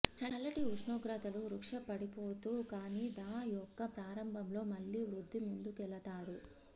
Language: Telugu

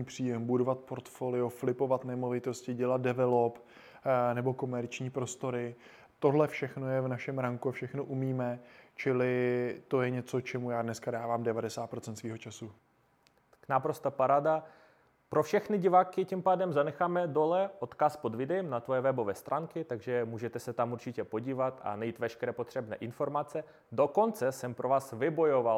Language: Czech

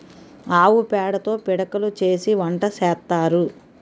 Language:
Telugu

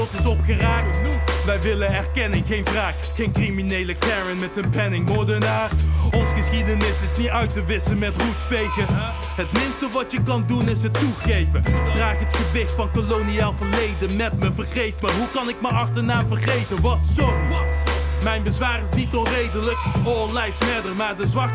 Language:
Dutch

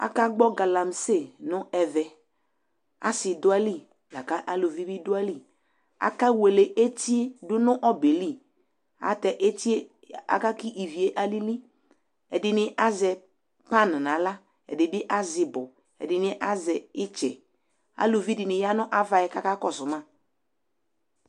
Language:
Ikposo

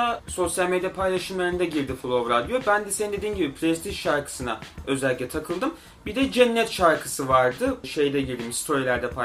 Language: Turkish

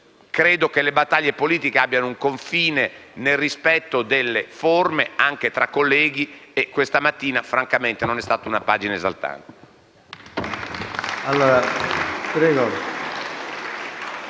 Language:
Italian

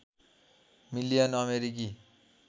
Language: Nepali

